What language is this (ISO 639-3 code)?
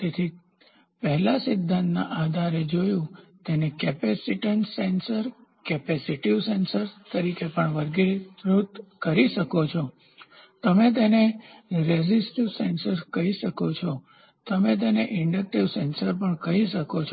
guj